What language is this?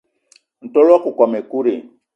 Eton (Cameroon)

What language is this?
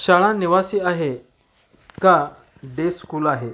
Marathi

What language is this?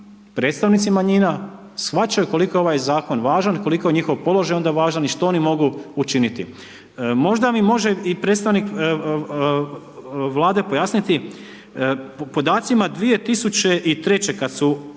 Croatian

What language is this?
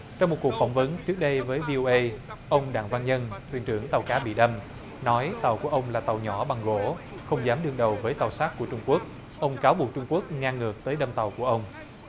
Vietnamese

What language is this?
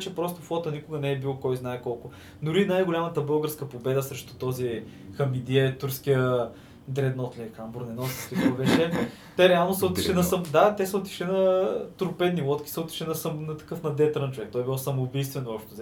Bulgarian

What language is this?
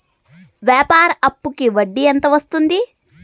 Telugu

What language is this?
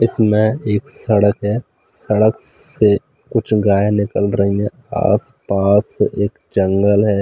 Hindi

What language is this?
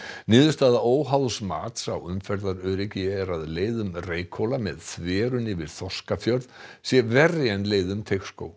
Icelandic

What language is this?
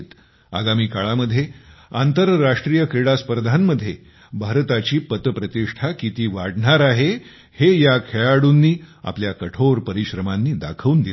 Marathi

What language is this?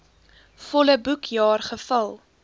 Afrikaans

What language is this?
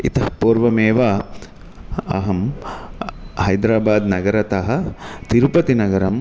Sanskrit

